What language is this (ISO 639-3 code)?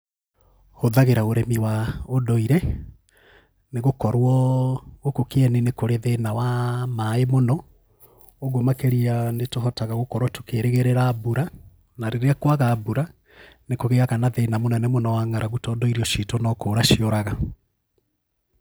kik